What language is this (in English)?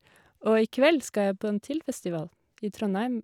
Norwegian